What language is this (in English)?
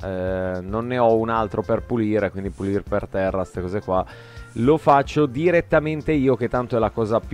Italian